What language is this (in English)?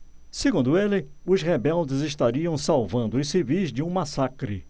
Portuguese